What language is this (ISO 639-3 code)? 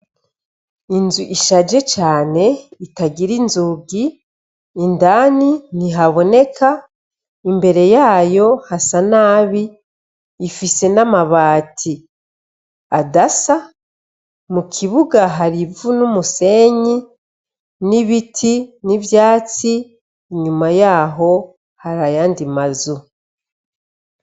run